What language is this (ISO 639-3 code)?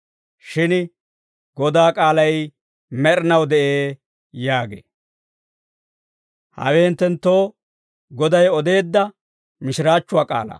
dwr